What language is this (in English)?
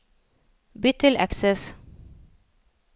Norwegian